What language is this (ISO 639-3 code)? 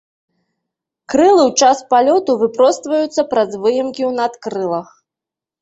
bel